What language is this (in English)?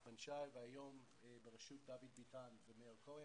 Hebrew